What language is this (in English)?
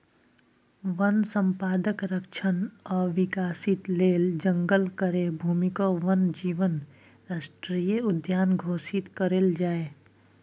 Maithili